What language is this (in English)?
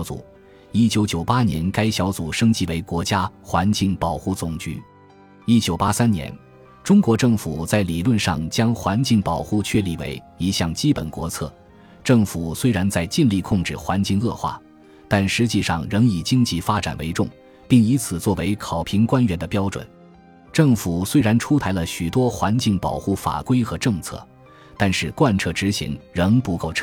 Chinese